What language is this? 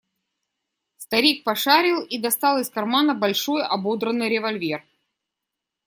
Russian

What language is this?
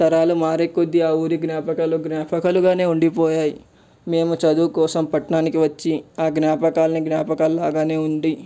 Telugu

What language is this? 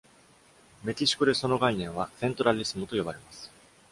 Japanese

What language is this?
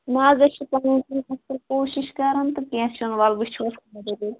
Kashmiri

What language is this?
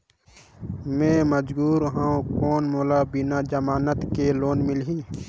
Chhattisgarhi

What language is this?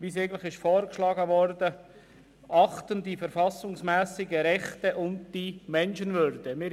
Swiss German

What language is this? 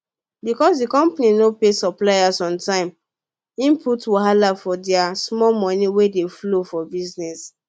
Nigerian Pidgin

